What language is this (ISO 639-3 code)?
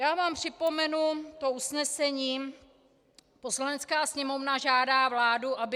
ces